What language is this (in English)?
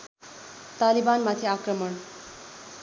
Nepali